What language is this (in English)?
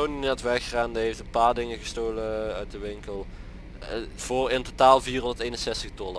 Dutch